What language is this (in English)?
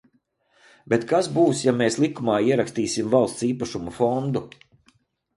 Latvian